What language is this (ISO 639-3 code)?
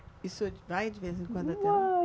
por